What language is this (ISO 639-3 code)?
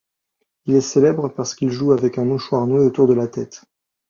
fra